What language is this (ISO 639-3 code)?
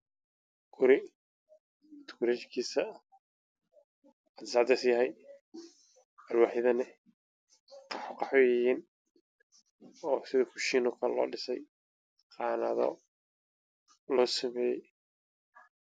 som